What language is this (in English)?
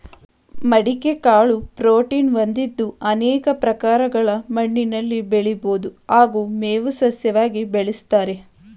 Kannada